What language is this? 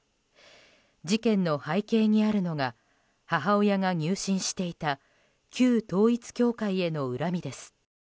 Japanese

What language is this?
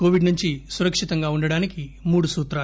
Telugu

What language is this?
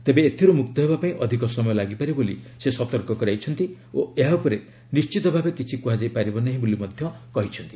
Odia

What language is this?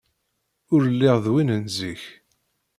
Kabyle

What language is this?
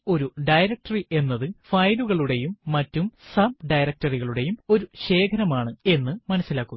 Malayalam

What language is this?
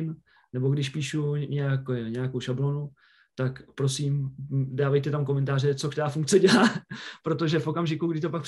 Czech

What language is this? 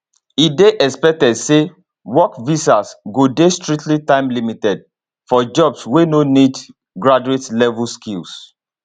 Nigerian Pidgin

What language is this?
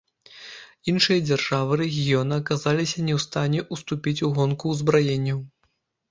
Belarusian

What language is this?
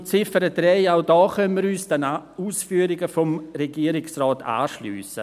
Swiss German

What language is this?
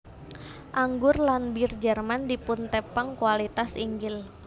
Javanese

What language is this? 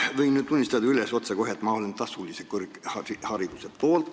Estonian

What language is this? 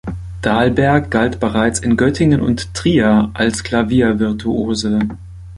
German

